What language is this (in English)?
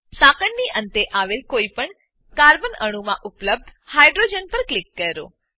Gujarati